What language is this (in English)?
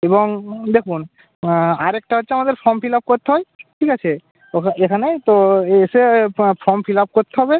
Bangla